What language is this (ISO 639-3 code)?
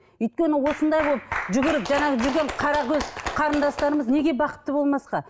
kaz